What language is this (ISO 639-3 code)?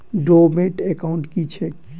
mai